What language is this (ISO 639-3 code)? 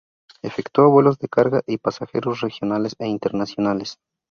spa